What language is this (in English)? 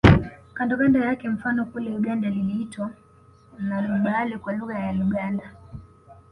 Swahili